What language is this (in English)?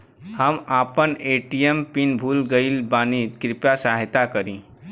Bhojpuri